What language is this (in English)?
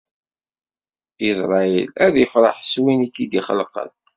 Kabyle